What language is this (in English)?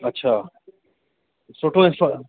Sindhi